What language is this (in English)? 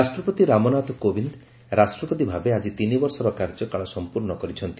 Odia